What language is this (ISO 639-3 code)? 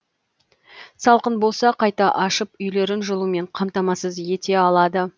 kaz